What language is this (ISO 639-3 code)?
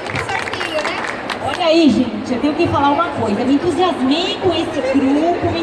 por